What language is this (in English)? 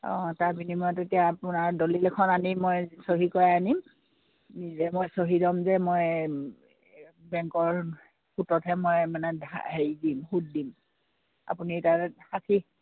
Assamese